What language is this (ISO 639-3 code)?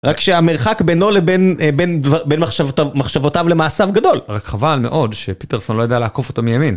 heb